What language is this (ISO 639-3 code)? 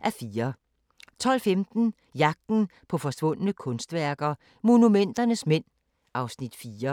dan